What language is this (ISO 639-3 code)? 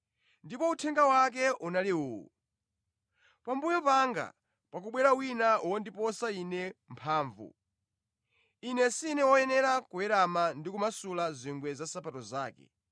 nya